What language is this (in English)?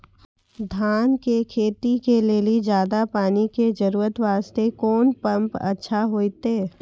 Maithili